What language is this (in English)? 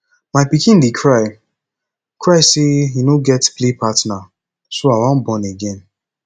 Nigerian Pidgin